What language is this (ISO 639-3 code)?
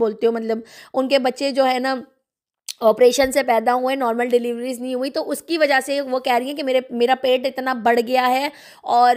hin